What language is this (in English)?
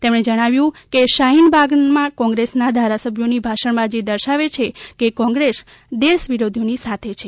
Gujarati